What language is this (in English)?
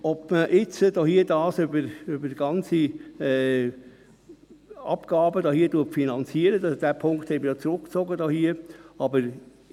Swiss German